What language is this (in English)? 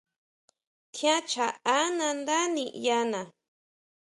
Huautla Mazatec